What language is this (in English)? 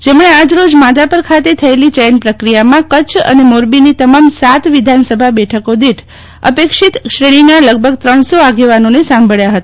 Gujarati